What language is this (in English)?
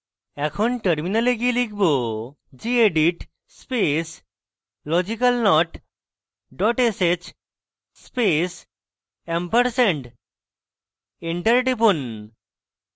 Bangla